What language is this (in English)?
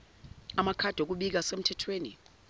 Zulu